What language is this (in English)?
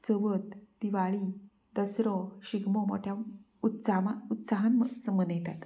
Konkani